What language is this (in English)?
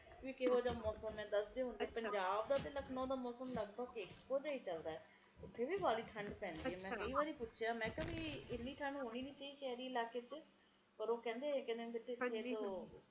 Punjabi